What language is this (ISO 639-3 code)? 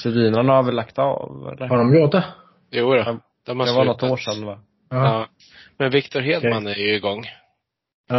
swe